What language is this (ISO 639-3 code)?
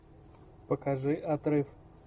rus